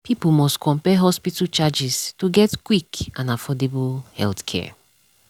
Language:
Nigerian Pidgin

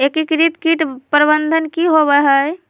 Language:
Magahi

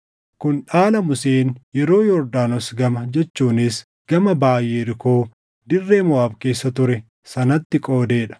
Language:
Oromo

